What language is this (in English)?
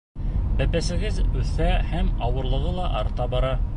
Bashkir